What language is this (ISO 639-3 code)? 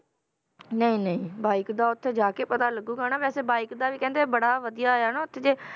pan